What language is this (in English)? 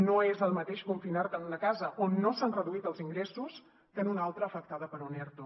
Catalan